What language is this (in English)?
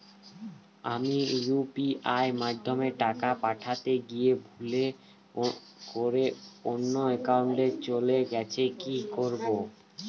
Bangla